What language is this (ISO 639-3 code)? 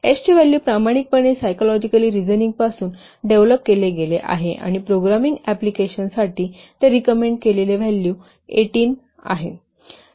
mar